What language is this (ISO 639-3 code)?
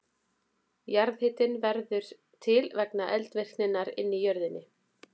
isl